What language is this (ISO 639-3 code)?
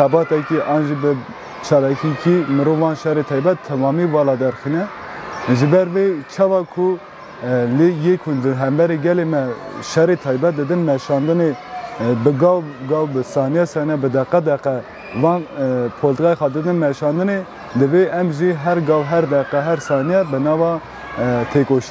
tur